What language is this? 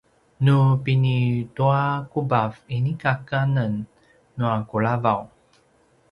Paiwan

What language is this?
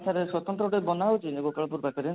Odia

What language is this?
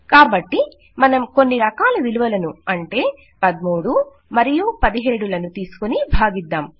Telugu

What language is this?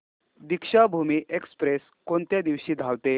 Marathi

